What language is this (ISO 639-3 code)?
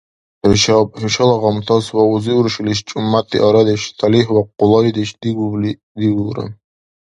dar